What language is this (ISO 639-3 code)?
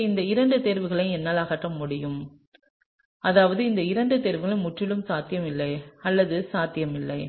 tam